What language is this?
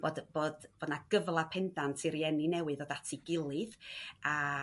Welsh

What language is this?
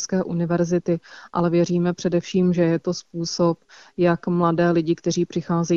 Czech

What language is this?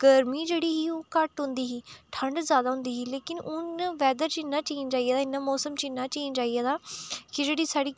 Dogri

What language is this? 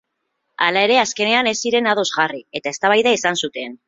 Basque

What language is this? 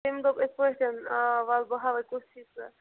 Kashmiri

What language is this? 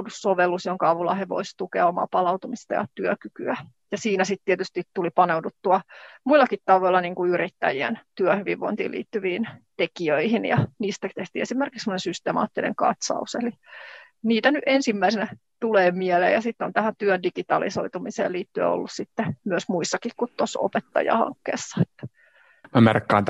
Finnish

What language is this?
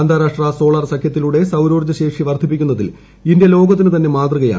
Malayalam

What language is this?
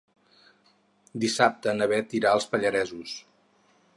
Catalan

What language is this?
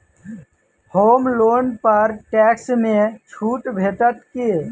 Maithili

